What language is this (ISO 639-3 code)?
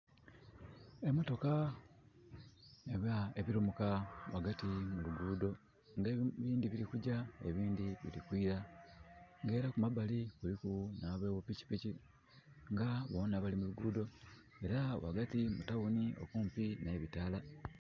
xog